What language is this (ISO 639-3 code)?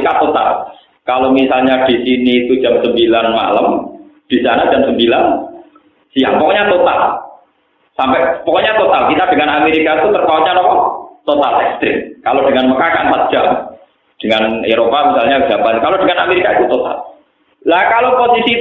ind